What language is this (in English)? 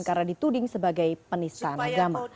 Indonesian